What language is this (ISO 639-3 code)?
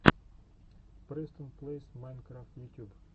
rus